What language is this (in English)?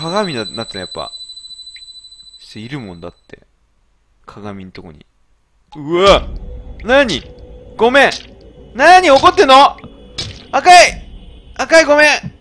Japanese